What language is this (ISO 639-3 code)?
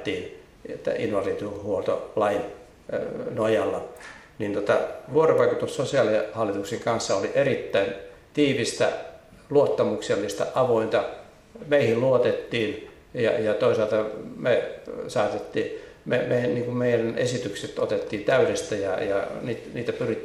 fin